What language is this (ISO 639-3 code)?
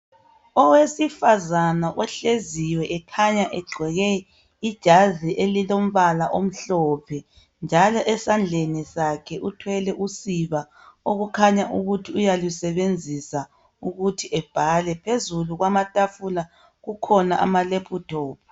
nde